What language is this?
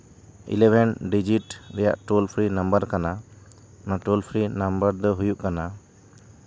Santali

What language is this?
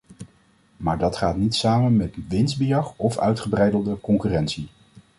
Dutch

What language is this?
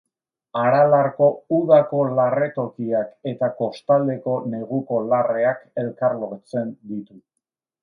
Basque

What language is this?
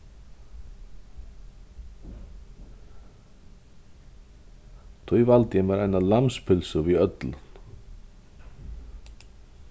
Faroese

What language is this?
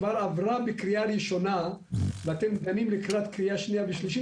Hebrew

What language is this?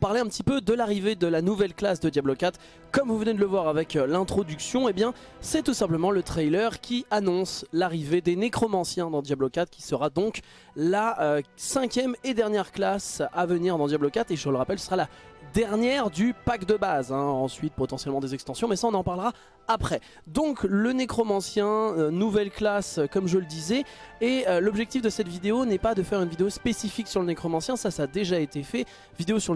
French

